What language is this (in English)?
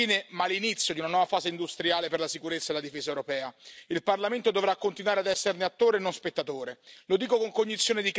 Italian